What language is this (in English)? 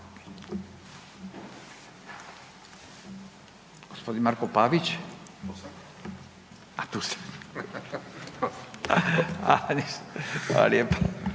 Croatian